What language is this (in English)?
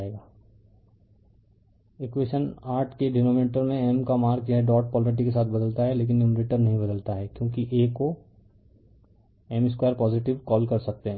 Hindi